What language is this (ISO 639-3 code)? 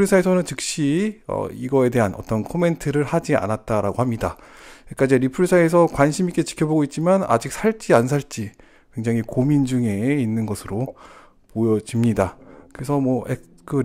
kor